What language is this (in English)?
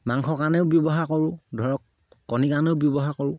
Assamese